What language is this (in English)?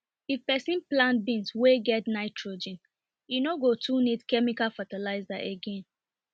Nigerian Pidgin